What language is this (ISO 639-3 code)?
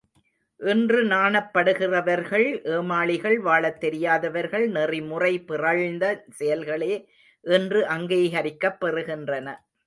tam